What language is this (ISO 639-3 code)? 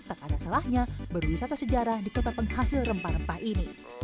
ind